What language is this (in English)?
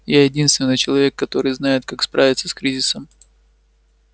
Russian